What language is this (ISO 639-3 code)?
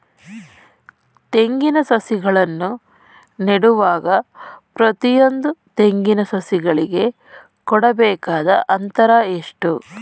kan